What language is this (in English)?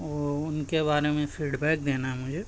Urdu